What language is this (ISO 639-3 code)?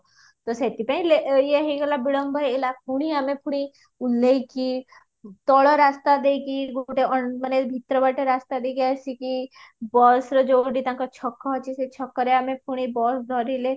ori